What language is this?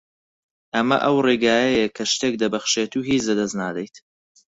Central Kurdish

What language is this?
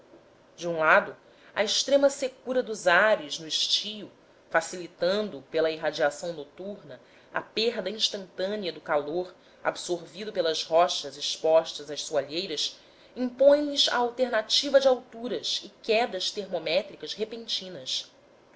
Portuguese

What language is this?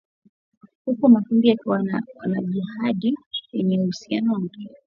Swahili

